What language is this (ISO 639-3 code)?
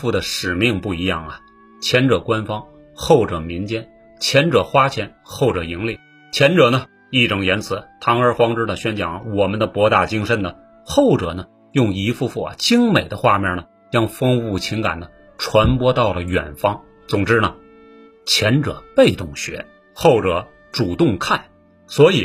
zho